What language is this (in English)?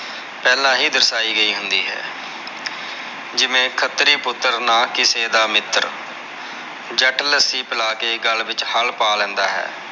Punjabi